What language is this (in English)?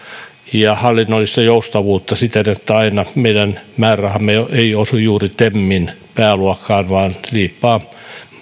Finnish